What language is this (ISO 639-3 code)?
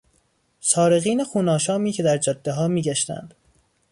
fas